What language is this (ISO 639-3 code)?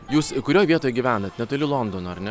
lit